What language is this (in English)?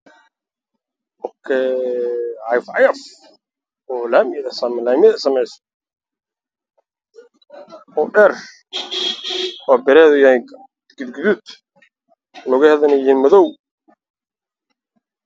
Somali